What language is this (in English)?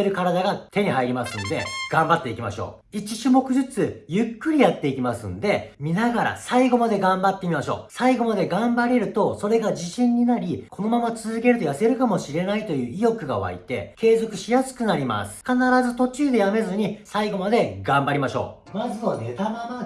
Japanese